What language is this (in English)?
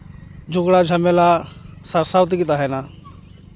Santali